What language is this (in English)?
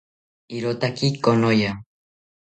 South Ucayali Ashéninka